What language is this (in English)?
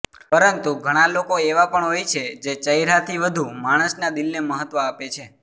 Gujarati